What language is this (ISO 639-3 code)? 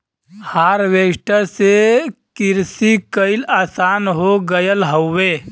bho